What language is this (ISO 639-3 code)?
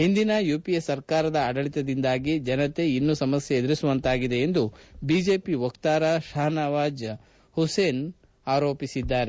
kan